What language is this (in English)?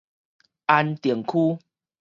Min Nan Chinese